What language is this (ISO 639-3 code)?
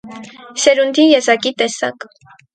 hye